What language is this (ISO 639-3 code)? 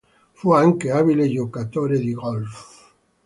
ita